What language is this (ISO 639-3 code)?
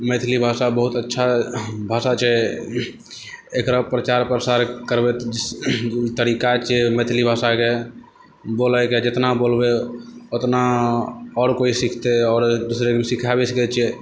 mai